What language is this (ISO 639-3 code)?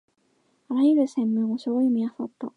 jpn